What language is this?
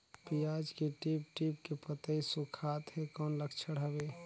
Chhattisgarhi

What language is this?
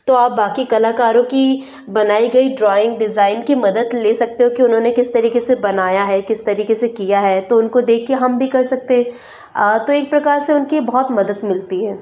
Hindi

